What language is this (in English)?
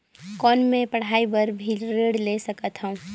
Chhattisgarhi